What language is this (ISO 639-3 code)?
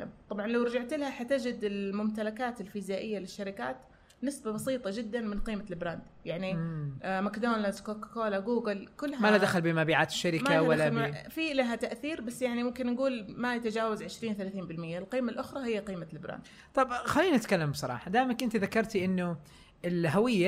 ara